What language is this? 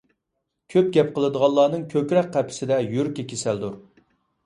Uyghur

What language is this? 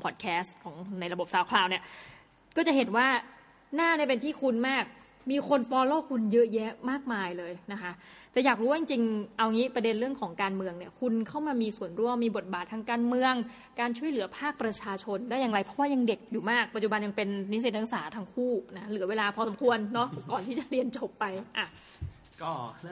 Thai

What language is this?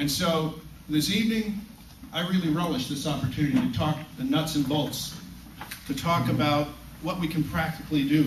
English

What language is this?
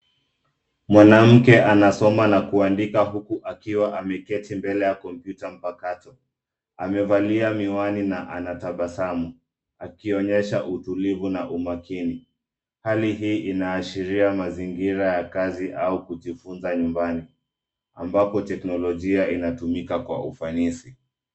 Swahili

